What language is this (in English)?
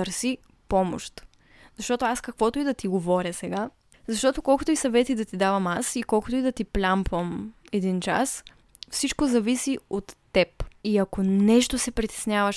Bulgarian